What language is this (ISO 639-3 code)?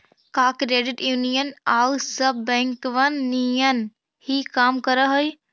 mag